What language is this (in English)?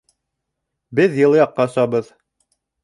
Bashkir